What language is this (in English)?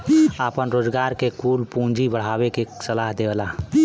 Bhojpuri